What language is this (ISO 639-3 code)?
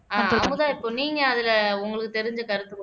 tam